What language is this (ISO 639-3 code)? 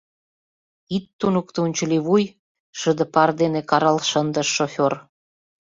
chm